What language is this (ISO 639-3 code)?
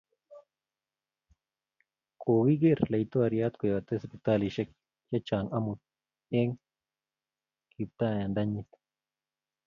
kln